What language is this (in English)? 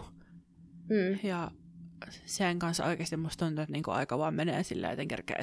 Finnish